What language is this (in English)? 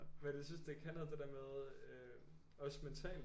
Danish